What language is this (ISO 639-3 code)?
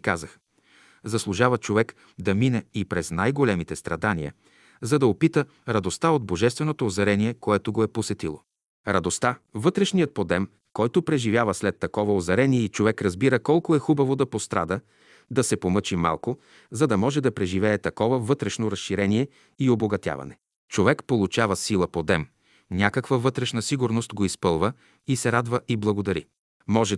bul